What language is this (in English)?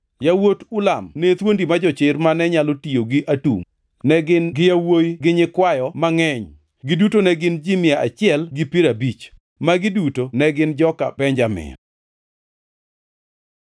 Luo (Kenya and Tanzania)